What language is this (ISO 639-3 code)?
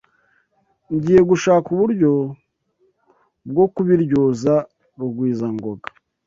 kin